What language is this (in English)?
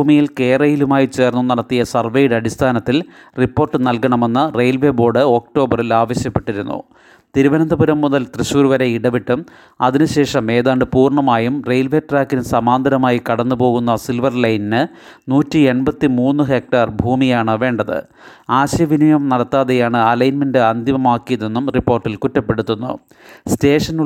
Malayalam